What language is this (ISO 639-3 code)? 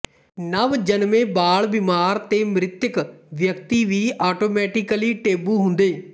pan